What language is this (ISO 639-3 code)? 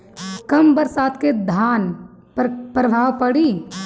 bho